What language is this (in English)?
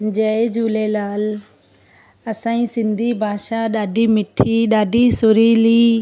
Sindhi